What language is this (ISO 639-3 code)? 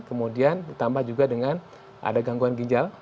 ind